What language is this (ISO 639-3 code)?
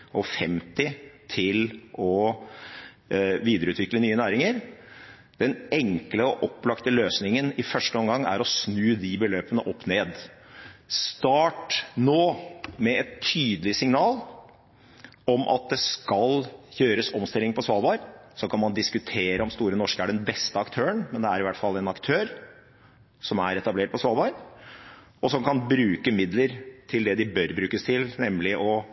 nob